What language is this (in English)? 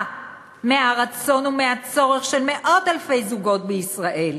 Hebrew